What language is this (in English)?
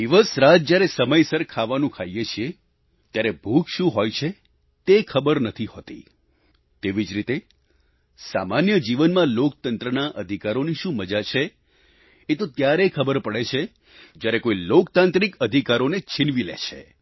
Gujarati